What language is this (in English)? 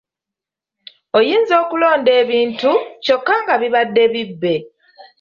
Ganda